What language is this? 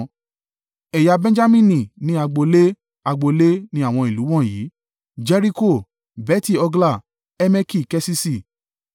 Yoruba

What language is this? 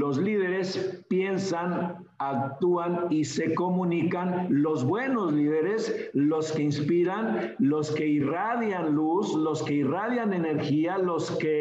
Spanish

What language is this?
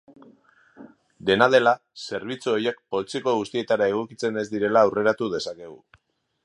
Basque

